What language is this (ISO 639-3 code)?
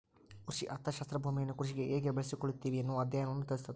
kan